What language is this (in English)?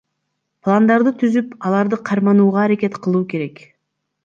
Kyrgyz